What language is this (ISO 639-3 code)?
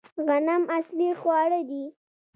pus